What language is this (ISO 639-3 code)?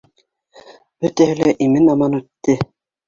bak